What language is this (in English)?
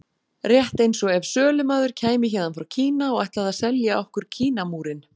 Icelandic